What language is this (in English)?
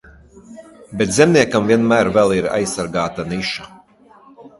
Latvian